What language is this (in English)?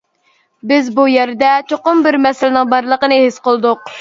Uyghur